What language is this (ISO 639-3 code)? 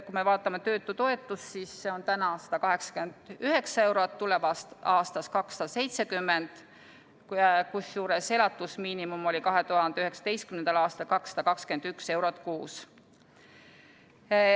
est